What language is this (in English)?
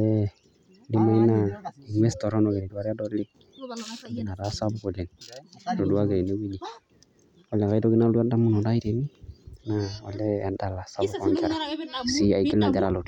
Masai